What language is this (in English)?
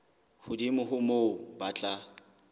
Southern Sotho